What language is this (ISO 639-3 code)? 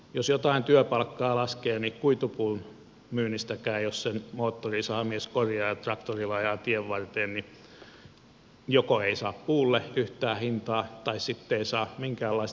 fin